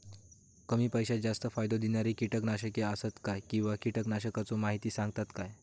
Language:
Marathi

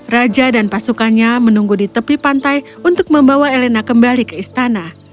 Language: Indonesian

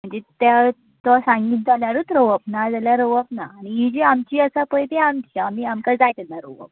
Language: Konkani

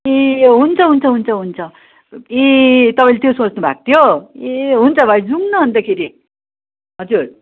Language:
Nepali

